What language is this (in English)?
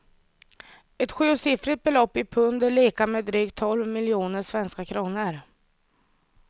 Swedish